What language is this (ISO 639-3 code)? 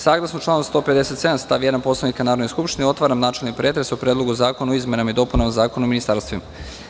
srp